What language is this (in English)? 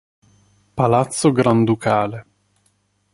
Italian